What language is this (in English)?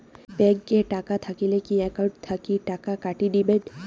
Bangla